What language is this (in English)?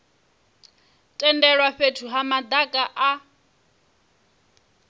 Venda